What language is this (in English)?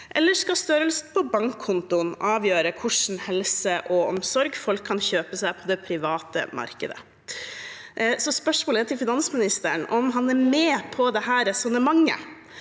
Norwegian